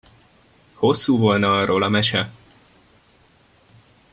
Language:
Hungarian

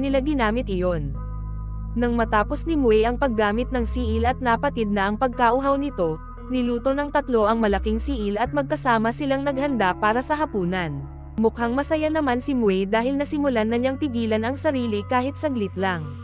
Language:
Filipino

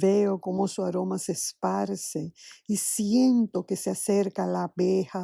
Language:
Spanish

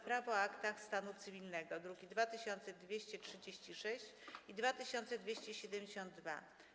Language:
Polish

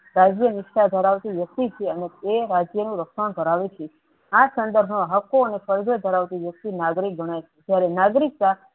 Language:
Gujarati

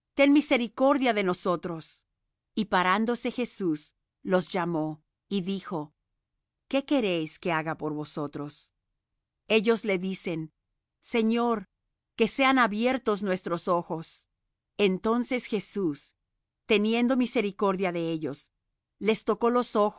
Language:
Spanish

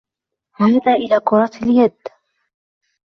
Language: Arabic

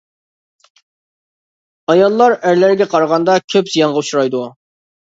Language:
Uyghur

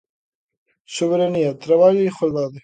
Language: Galician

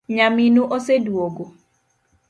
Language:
Luo (Kenya and Tanzania)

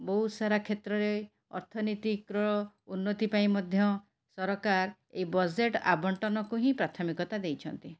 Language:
Odia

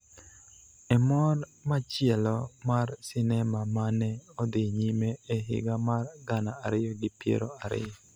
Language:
Luo (Kenya and Tanzania)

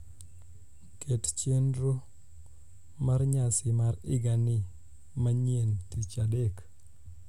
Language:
Luo (Kenya and Tanzania)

